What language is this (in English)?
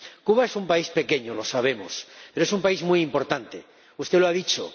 Spanish